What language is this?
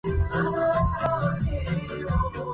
Arabic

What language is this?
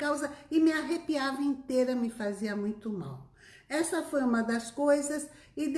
Portuguese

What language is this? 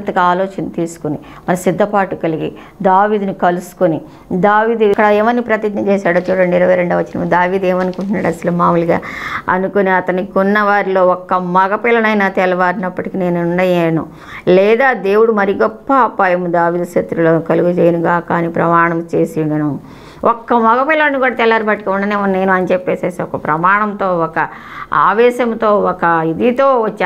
Telugu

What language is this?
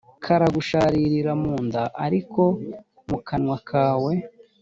Kinyarwanda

